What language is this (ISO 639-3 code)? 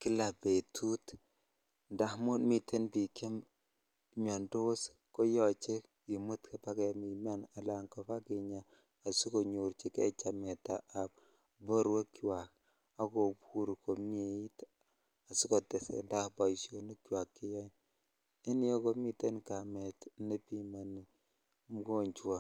kln